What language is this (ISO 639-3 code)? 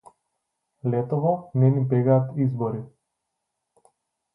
mkd